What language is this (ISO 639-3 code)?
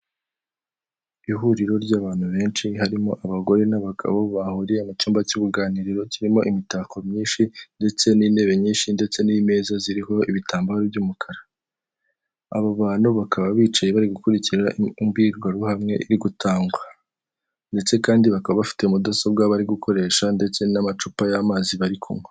kin